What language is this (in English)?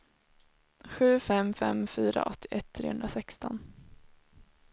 Swedish